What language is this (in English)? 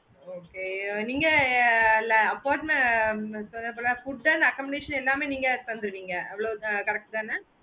Tamil